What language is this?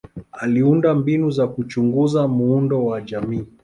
Swahili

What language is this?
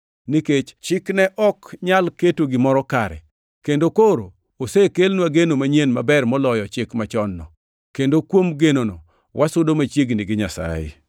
Luo (Kenya and Tanzania)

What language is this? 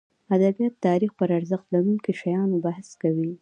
Pashto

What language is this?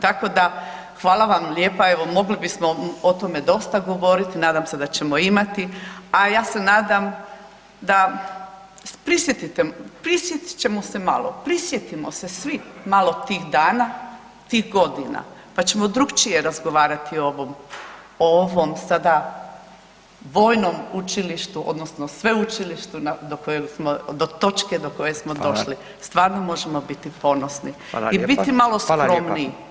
Croatian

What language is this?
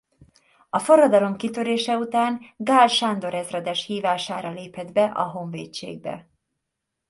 Hungarian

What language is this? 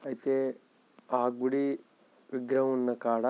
Telugu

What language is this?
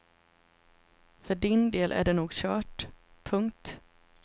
Swedish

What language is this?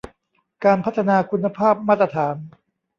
Thai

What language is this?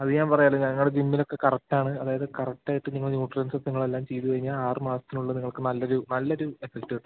Malayalam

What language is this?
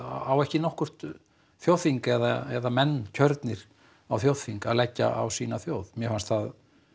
Icelandic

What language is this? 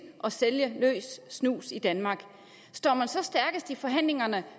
Danish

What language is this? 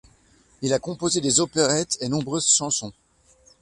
French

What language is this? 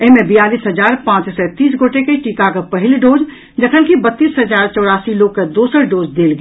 Maithili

